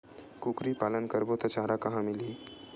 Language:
Chhattisgarhi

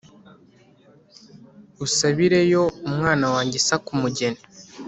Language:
Kinyarwanda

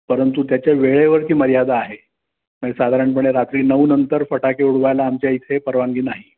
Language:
Marathi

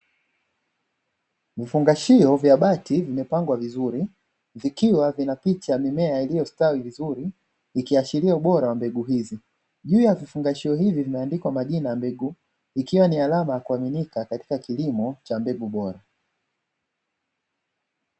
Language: Swahili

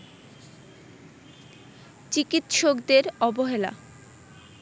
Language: Bangla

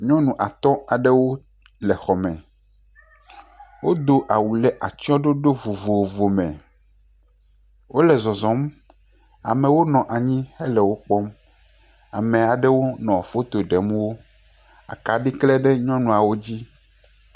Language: Ewe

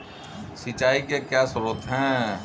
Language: Hindi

